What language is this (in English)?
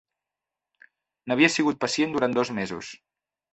Catalan